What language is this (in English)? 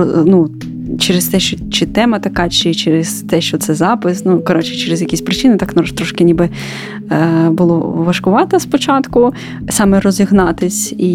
Ukrainian